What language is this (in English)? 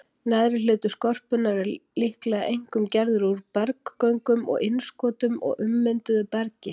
Icelandic